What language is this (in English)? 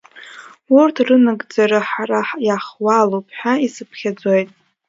Abkhazian